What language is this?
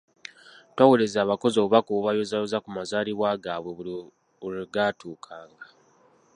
Ganda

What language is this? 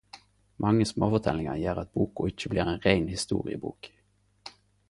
Norwegian Nynorsk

